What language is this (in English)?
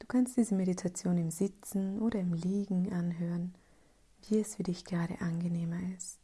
German